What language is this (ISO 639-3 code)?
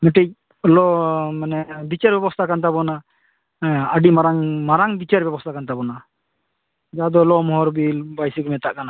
sat